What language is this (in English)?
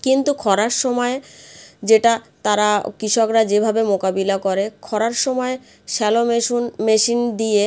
Bangla